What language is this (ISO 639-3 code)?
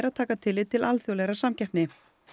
isl